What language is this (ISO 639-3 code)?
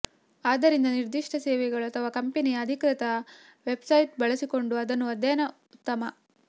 kan